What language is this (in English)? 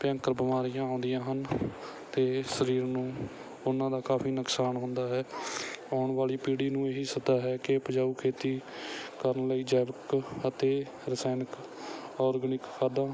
Punjabi